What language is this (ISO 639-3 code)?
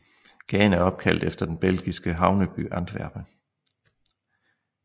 dan